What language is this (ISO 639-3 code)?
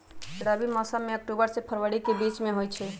mag